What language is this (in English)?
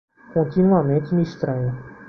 Portuguese